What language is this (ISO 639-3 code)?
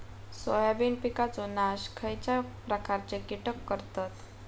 mar